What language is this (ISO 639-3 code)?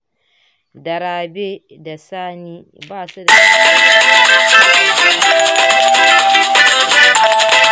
hau